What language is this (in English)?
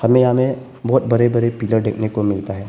Hindi